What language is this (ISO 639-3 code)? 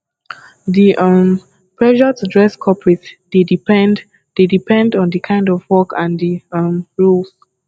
pcm